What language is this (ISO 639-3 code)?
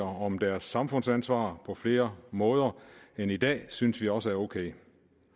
dan